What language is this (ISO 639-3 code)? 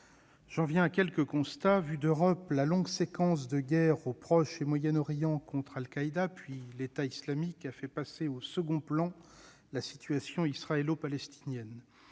fra